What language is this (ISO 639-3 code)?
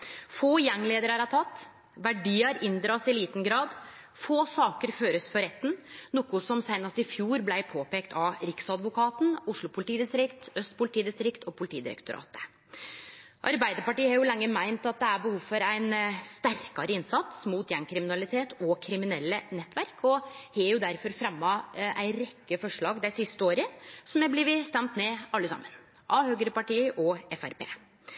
nno